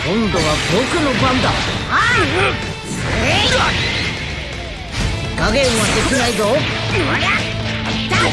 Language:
Japanese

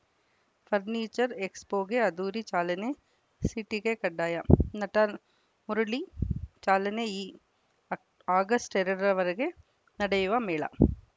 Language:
Kannada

